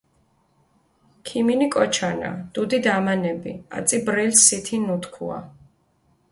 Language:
Mingrelian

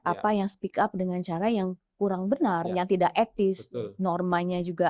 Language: Indonesian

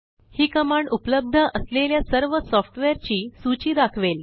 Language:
Marathi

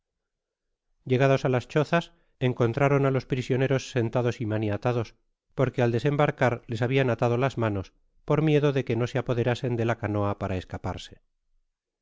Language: Spanish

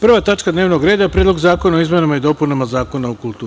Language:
Serbian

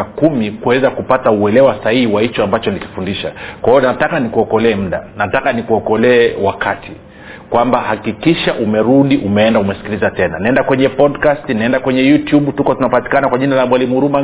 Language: Swahili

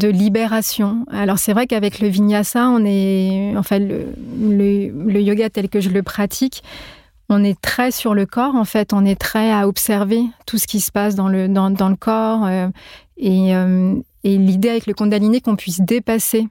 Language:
French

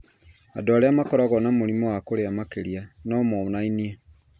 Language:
Kikuyu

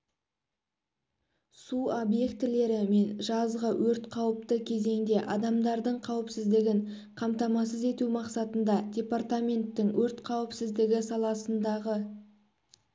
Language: Kazakh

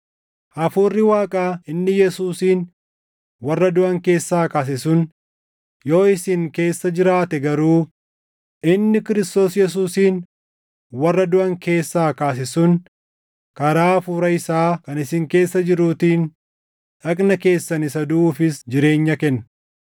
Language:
Oromo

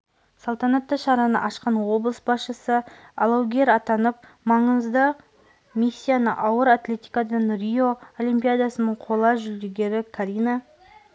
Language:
Kazakh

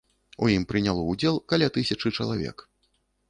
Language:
Belarusian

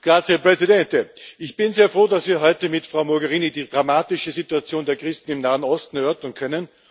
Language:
German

